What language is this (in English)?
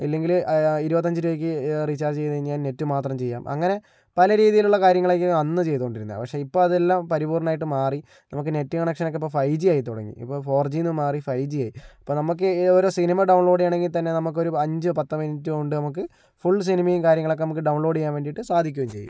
Malayalam